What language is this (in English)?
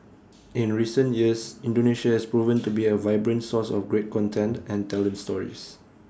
English